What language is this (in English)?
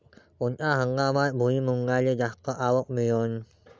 Marathi